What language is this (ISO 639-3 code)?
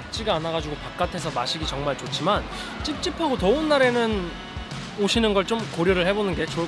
kor